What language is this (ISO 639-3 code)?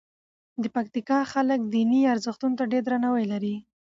pus